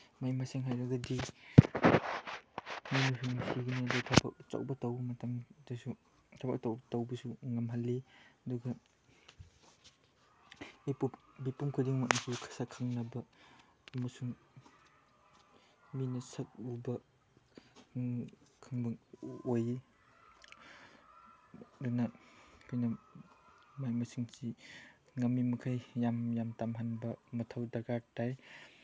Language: Manipuri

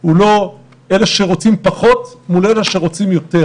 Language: Hebrew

